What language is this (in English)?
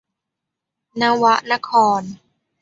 Thai